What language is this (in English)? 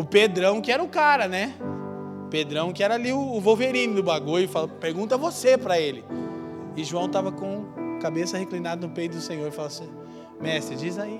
Portuguese